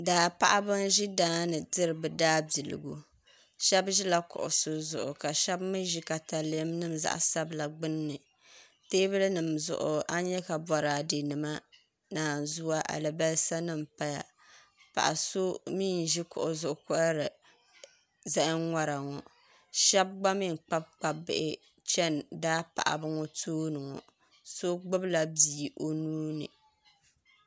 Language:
Dagbani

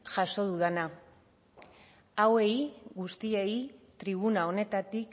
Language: Basque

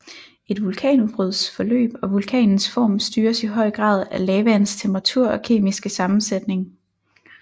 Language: Danish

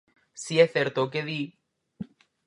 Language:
Galician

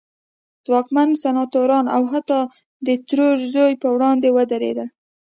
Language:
Pashto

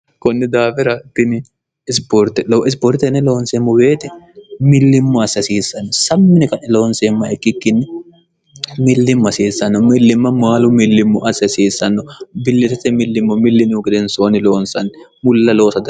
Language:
Sidamo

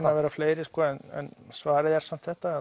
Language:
Icelandic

